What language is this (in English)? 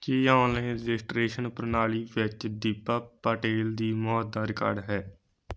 Punjabi